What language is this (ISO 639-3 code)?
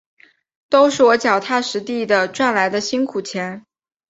zho